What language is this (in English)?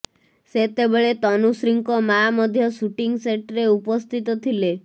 Odia